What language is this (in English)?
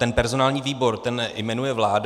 Czech